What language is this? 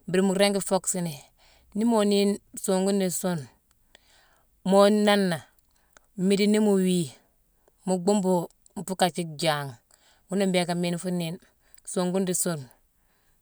Mansoanka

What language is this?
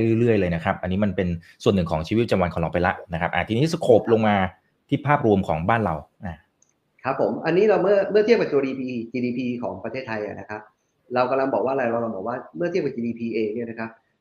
Thai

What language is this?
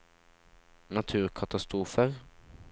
Norwegian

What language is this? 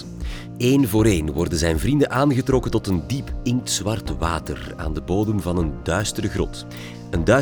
Dutch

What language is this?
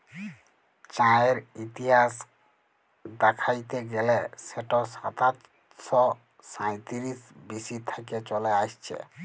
Bangla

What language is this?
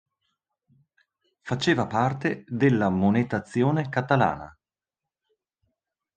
Italian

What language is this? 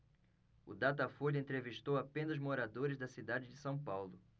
Portuguese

